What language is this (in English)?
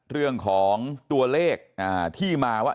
Thai